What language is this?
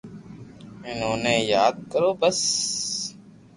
Loarki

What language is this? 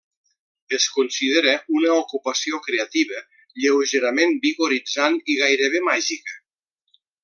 Catalan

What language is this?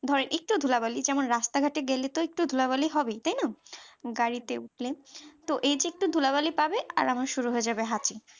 Bangla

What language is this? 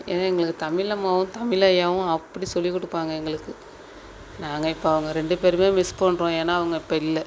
Tamil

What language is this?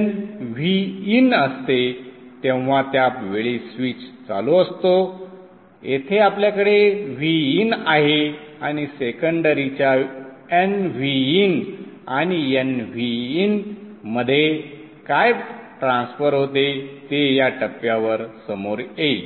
Marathi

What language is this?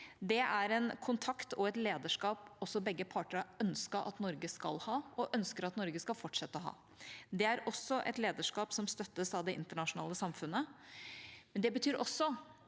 Norwegian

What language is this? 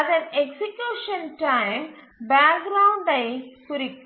Tamil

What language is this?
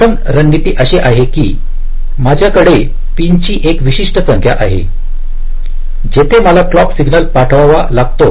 Marathi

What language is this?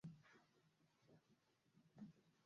Uzbek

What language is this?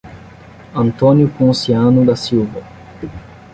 Portuguese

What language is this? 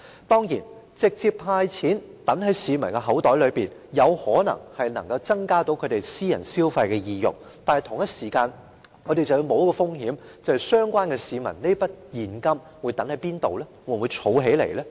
Cantonese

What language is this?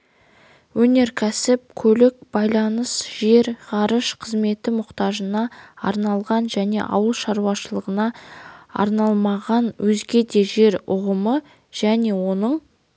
Kazakh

